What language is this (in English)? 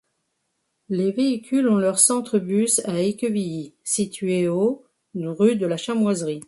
French